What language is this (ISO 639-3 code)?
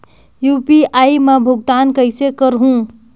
hne